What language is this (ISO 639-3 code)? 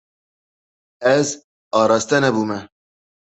kur